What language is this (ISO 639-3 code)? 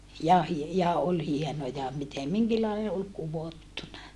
fin